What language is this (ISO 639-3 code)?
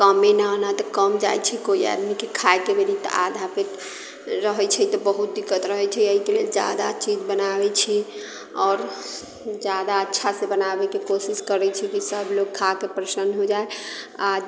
mai